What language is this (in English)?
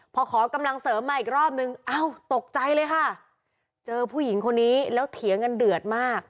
Thai